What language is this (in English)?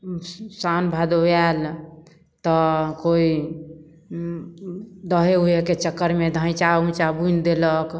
Maithili